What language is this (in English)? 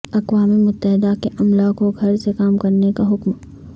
Urdu